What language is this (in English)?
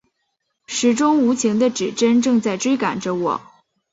Chinese